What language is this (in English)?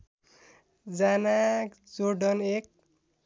Nepali